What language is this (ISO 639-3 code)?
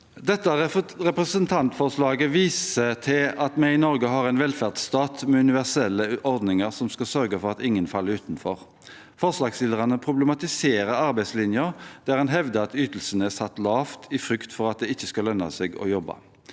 nor